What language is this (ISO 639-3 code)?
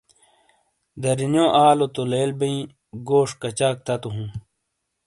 scl